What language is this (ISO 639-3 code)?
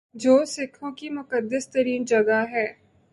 urd